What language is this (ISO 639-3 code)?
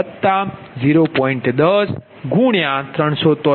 guj